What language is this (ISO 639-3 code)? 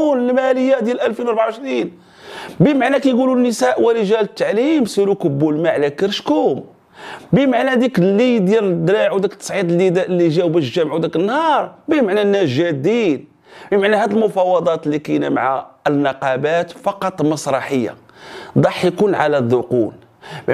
ara